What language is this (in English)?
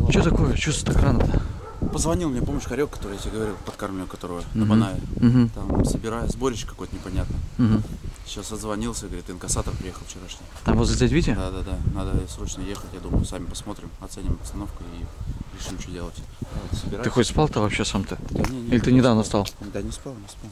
Russian